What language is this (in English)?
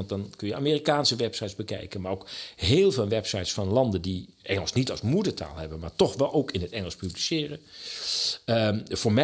Dutch